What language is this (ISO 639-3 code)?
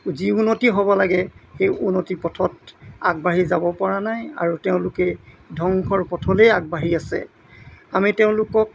asm